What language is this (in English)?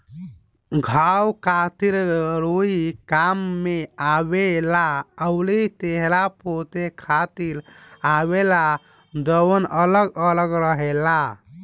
Bhojpuri